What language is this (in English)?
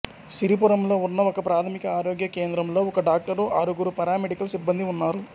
Telugu